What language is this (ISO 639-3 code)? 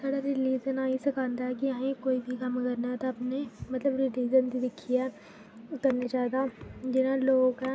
doi